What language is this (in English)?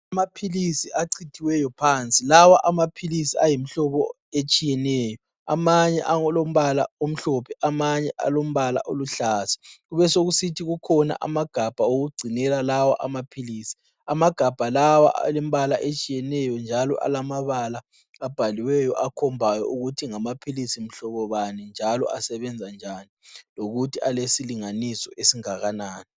North Ndebele